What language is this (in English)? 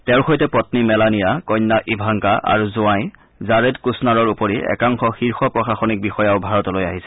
Assamese